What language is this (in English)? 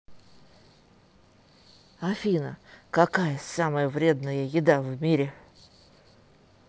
Russian